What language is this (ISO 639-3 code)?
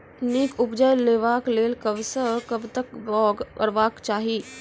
mai